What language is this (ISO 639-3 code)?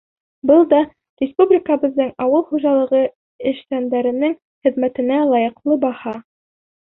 bak